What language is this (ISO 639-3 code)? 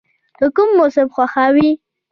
pus